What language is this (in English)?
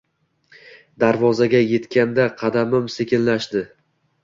Uzbek